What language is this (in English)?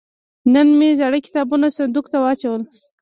Pashto